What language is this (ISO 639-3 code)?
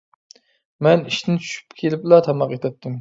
uig